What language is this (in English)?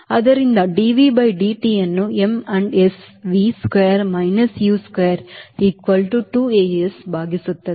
Kannada